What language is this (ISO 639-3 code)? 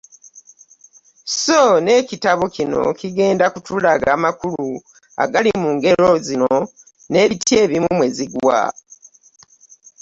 lug